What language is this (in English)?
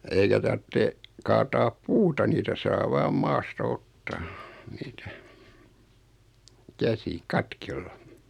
Finnish